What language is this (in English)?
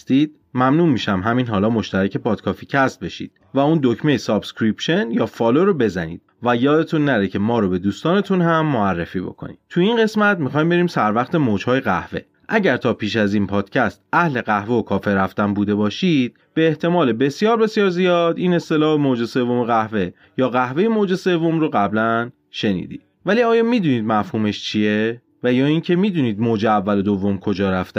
Persian